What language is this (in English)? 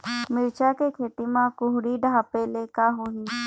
Chhattisgarhi